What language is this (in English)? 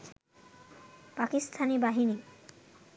Bangla